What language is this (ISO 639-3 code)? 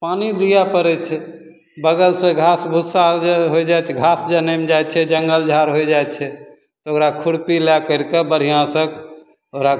mai